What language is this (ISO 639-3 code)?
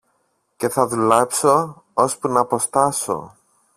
ell